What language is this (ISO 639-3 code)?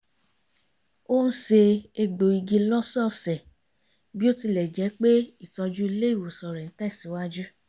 yor